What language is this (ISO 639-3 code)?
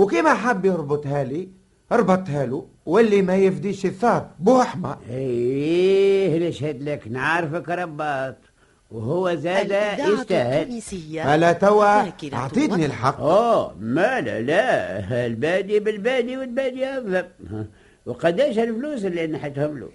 ara